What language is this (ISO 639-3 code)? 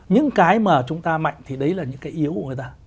vie